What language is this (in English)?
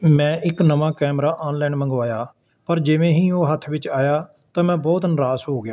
Punjabi